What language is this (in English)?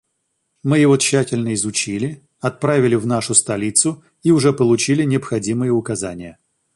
Russian